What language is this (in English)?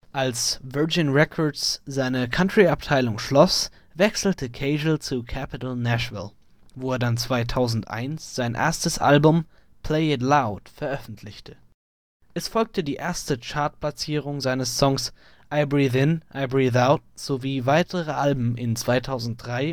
German